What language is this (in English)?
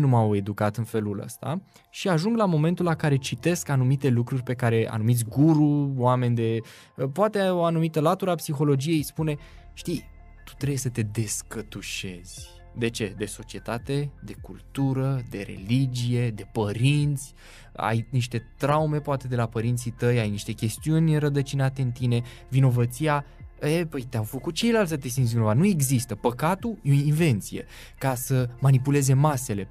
Romanian